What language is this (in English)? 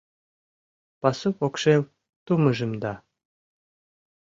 Mari